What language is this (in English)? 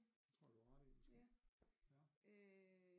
Danish